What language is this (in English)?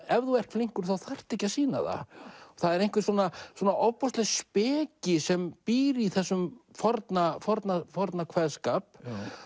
Icelandic